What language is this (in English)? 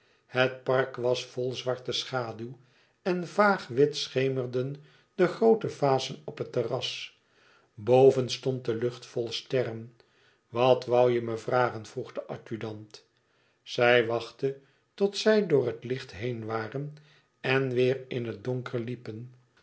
Dutch